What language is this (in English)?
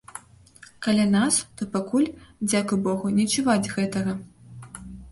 Belarusian